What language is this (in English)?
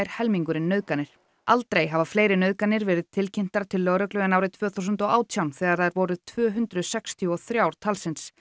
Icelandic